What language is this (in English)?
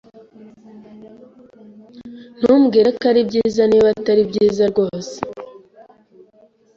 Kinyarwanda